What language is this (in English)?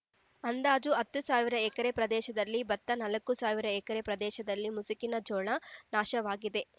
Kannada